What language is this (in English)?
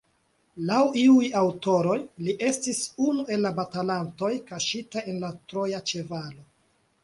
Esperanto